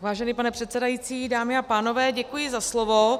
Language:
Czech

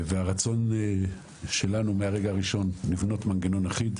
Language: Hebrew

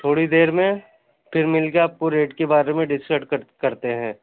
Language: Urdu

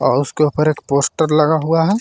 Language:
Hindi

